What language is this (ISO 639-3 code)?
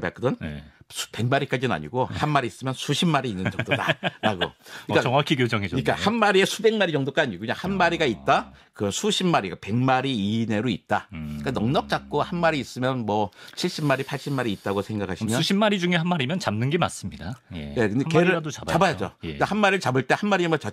kor